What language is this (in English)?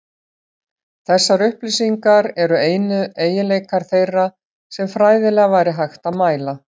Icelandic